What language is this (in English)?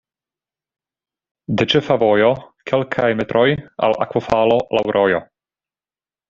Esperanto